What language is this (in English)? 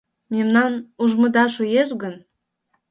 Mari